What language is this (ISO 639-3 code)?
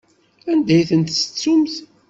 kab